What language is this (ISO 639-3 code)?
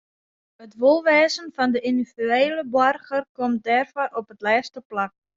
fry